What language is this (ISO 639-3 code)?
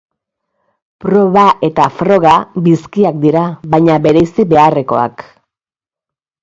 eus